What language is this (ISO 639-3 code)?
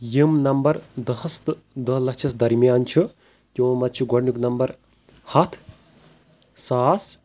kas